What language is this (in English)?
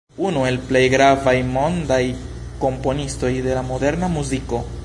Esperanto